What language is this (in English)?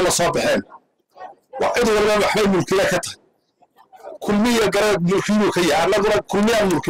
Arabic